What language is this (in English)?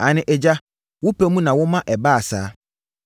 Akan